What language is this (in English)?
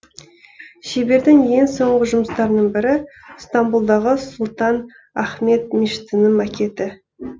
Kazakh